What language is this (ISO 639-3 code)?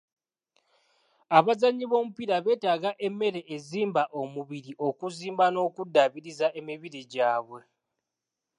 lug